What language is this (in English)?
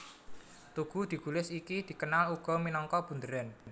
Javanese